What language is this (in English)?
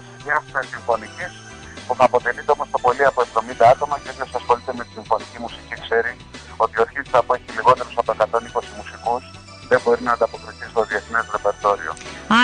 Greek